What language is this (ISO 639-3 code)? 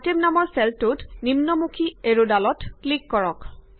asm